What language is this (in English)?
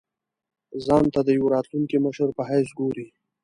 Pashto